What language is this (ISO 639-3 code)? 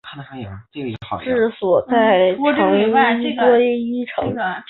zho